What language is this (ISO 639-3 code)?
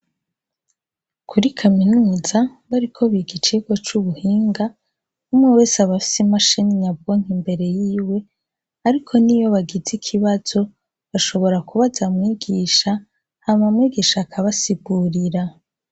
run